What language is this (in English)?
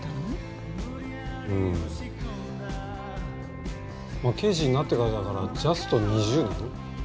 Japanese